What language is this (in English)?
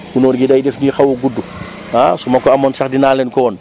Wolof